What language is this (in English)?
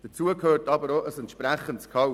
Swiss German